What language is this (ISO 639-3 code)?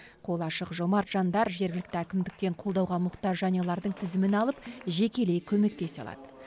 kaz